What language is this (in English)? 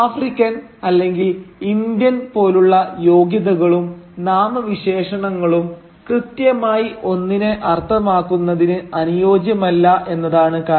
Malayalam